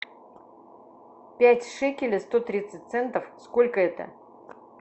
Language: Russian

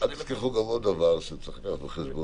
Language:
Hebrew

